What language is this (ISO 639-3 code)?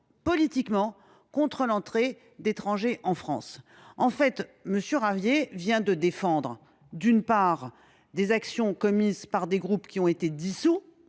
fra